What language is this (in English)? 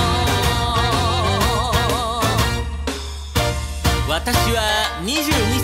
Japanese